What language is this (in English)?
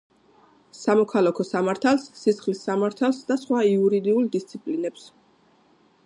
Georgian